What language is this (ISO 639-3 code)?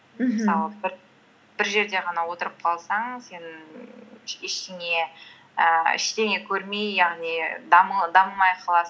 kaz